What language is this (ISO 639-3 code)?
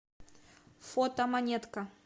rus